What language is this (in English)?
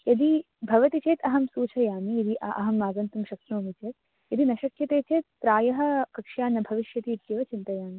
Sanskrit